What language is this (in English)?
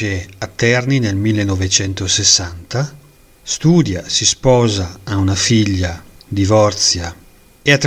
Italian